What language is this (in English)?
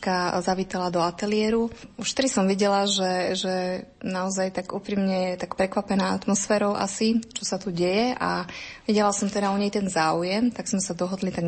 Slovak